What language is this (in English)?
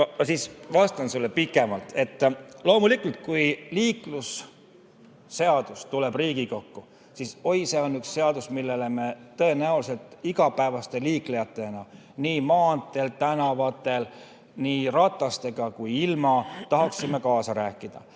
Estonian